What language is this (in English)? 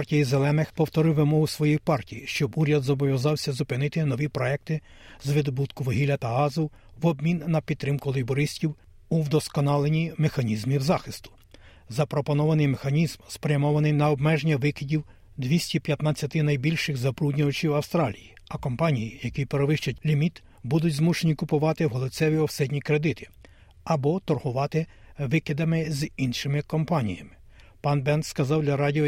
Ukrainian